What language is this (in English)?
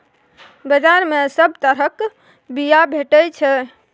Maithili